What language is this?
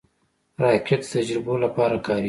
Pashto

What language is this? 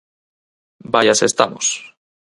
Galician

